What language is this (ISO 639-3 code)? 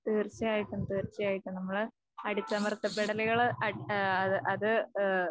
mal